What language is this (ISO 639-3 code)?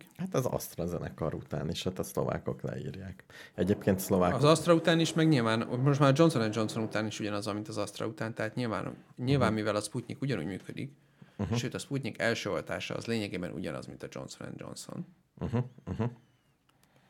hun